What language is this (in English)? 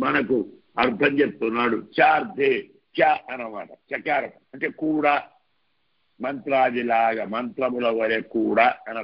Arabic